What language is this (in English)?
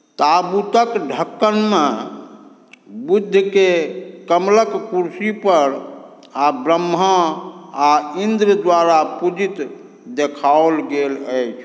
Maithili